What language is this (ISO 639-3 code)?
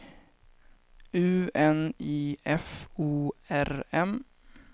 swe